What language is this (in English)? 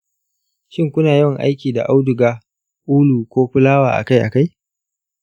Hausa